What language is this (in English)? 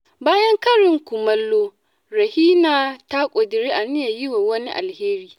Hausa